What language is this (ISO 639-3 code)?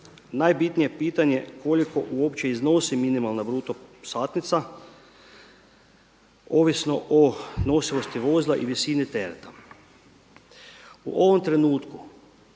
hrv